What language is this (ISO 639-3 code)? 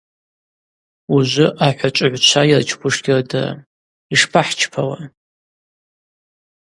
abq